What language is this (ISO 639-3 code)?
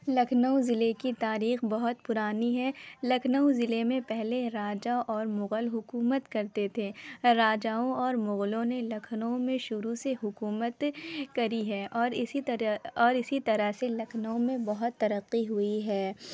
urd